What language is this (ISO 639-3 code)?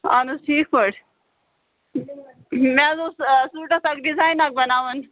kas